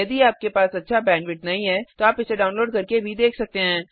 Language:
Hindi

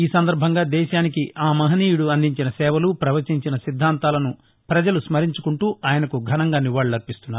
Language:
Telugu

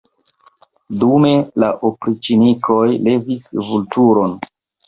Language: Esperanto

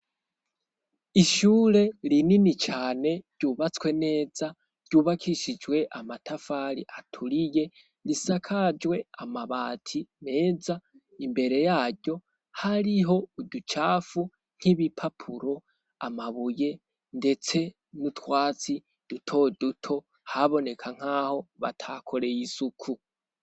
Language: Rundi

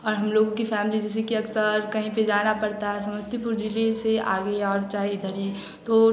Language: Hindi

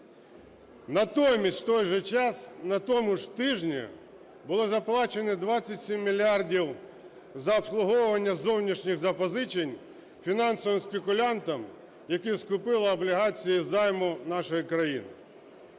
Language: Ukrainian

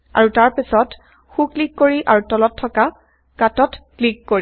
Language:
Assamese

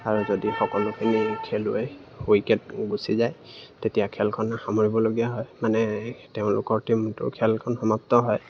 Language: Assamese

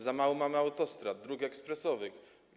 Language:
Polish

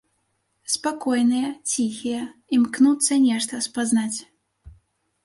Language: Belarusian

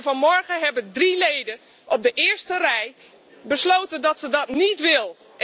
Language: Dutch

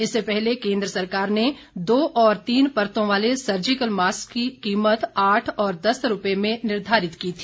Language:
Hindi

